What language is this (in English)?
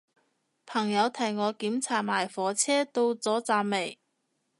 Cantonese